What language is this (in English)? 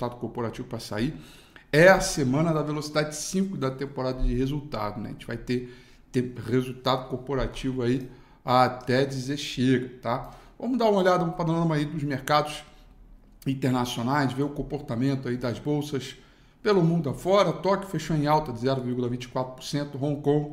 Portuguese